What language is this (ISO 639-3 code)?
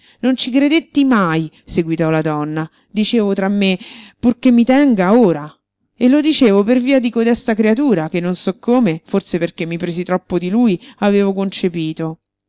ita